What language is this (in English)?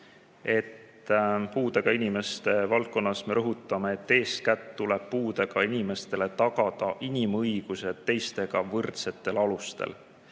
Estonian